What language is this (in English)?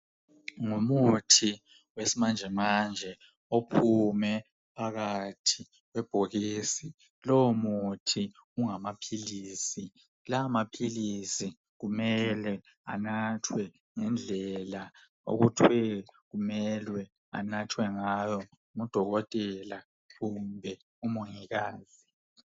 North Ndebele